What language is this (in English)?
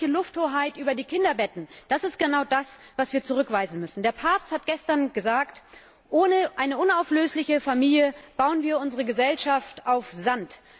German